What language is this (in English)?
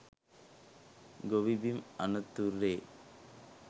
Sinhala